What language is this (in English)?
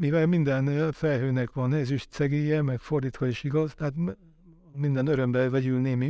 Hungarian